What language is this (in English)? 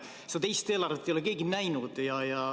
Estonian